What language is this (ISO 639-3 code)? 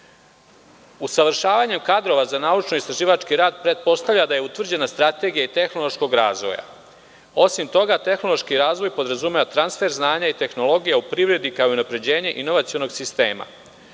srp